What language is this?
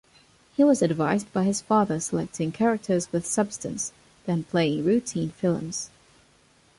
English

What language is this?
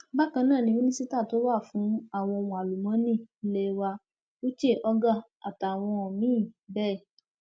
Yoruba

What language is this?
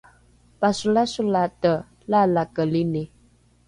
Rukai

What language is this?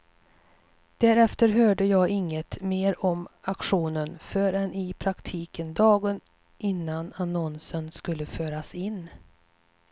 Swedish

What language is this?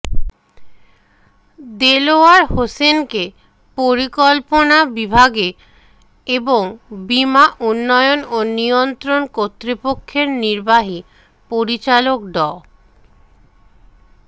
Bangla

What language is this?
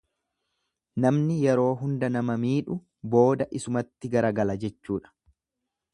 Oromo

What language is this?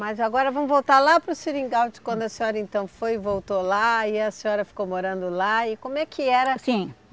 Portuguese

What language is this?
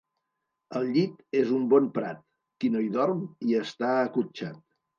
Catalan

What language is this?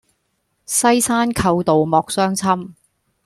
Cantonese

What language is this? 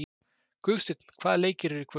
Icelandic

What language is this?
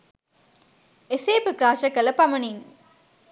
Sinhala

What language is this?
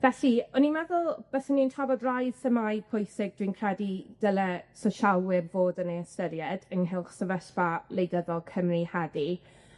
Welsh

